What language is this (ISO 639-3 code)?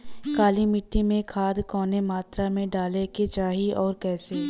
bho